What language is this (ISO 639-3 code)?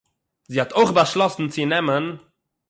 yid